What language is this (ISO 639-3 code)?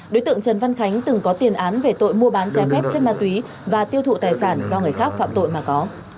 vie